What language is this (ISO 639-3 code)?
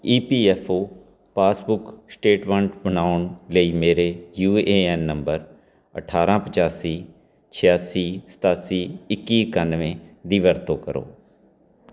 pan